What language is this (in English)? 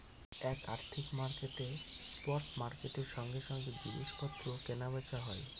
Bangla